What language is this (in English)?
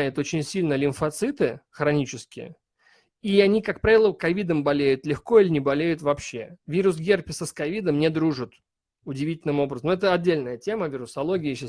Russian